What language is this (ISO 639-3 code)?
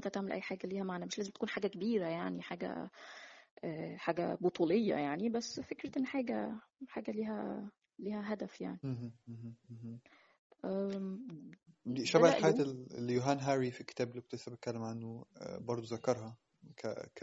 ara